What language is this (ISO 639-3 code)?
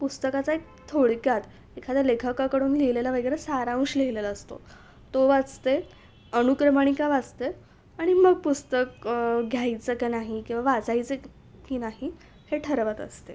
mar